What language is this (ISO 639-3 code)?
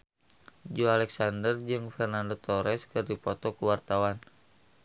sun